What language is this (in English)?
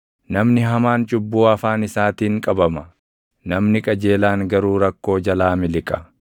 Oromo